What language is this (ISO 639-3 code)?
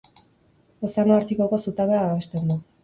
eus